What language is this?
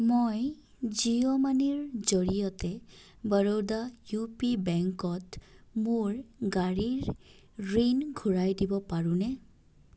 Assamese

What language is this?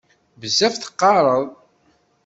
Kabyle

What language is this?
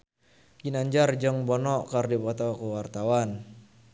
Sundanese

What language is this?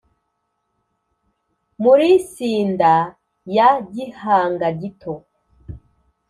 Kinyarwanda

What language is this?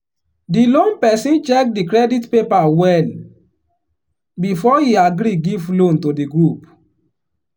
Nigerian Pidgin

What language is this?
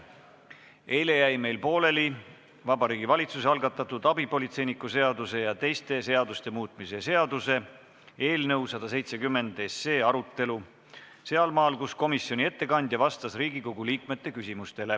Estonian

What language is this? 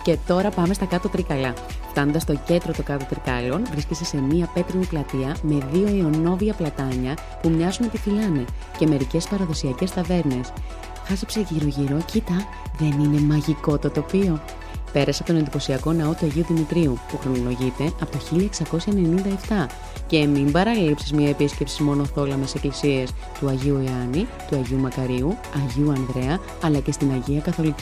Greek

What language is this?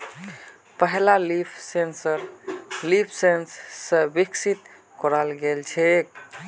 Magahi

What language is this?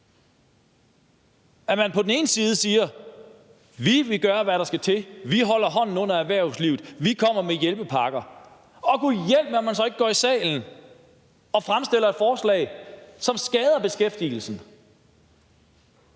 Danish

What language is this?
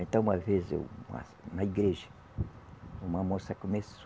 Portuguese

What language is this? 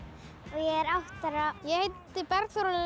Icelandic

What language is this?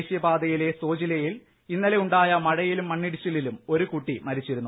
Malayalam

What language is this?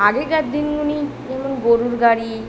Bangla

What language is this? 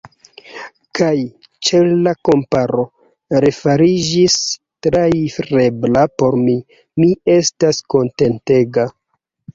Esperanto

